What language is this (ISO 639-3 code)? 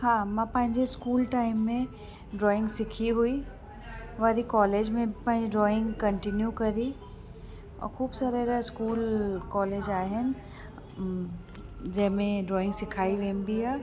snd